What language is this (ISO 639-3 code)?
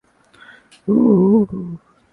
urd